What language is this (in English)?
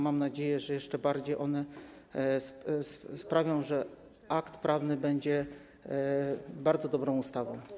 Polish